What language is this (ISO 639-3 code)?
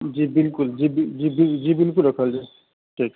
mai